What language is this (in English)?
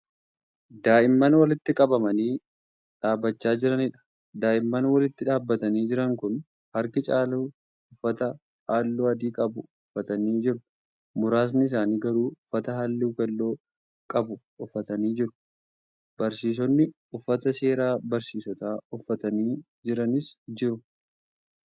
Oromo